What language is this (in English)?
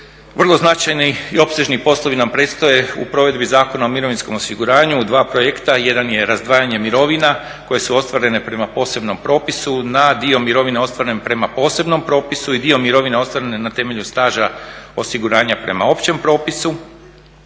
Croatian